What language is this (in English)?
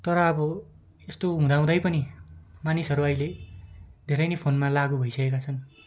Nepali